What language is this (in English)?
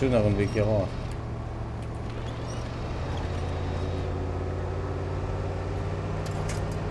German